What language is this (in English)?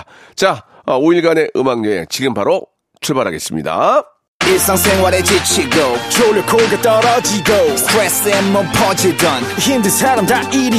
Korean